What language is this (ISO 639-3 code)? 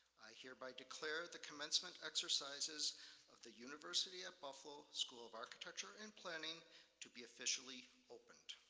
eng